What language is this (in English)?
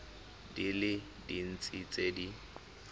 Tswana